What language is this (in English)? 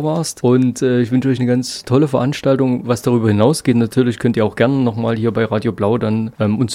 German